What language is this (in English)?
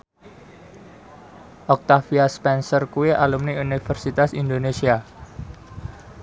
Javanese